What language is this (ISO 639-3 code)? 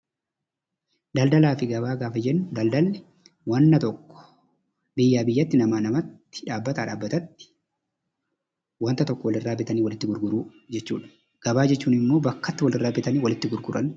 orm